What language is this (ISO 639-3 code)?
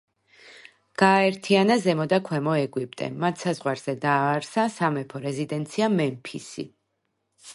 kat